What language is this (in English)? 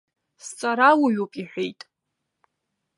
Abkhazian